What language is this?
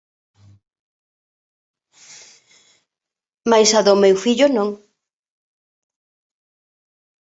Galician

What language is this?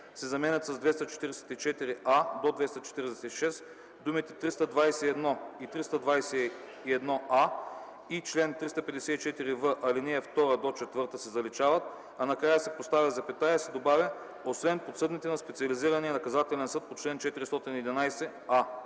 Bulgarian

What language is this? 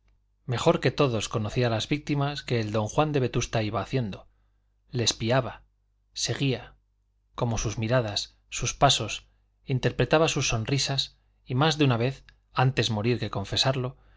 Spanish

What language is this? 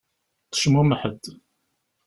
Kabyle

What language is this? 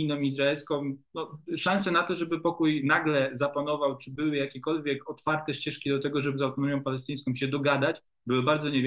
Polish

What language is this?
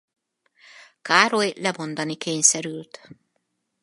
Hungarian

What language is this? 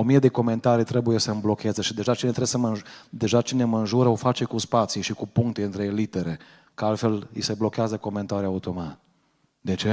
Romanian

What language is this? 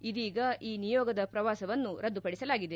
Kannada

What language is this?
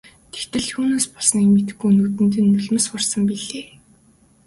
Mongolian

